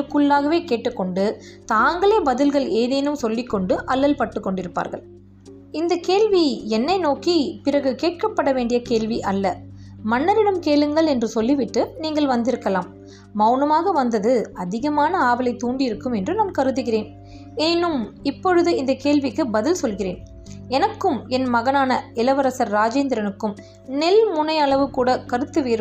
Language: Tamil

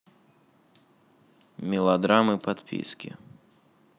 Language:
Russian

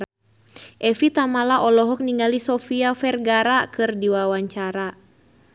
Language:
Sundanese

